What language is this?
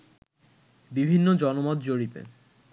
Bangla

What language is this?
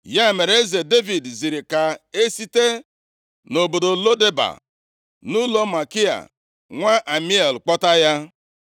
Igbo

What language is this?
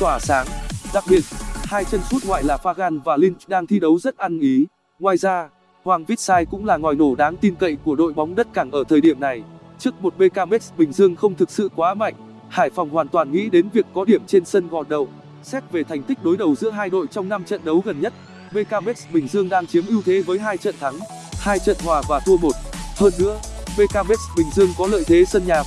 Vietnamese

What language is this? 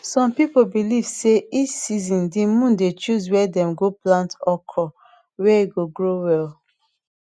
Nigerian Pidgin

